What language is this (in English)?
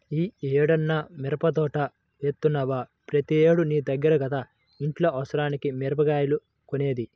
Telugu